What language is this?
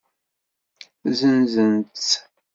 Kabyle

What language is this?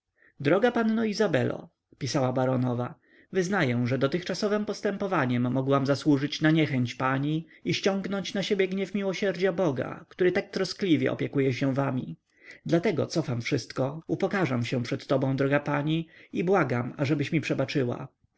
Polish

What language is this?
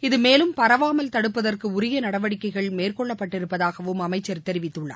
Tamil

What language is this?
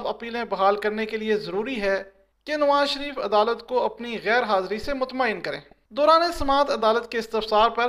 Urdu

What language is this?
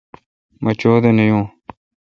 Kalkoti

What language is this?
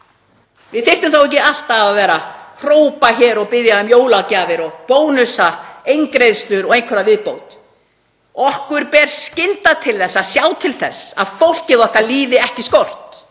Icelandic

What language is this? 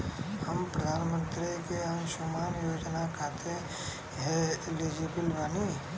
Bhojpuri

